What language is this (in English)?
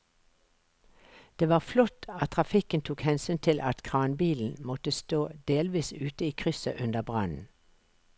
Norwegian